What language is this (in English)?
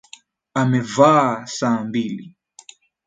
Swahili